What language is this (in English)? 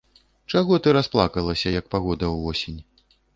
Belarusian